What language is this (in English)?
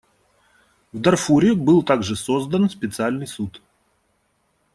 Russian